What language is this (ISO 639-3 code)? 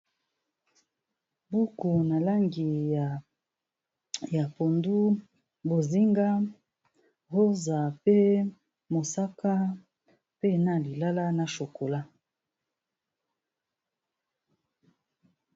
lin